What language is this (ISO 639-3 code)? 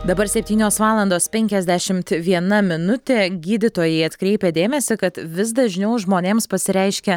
lit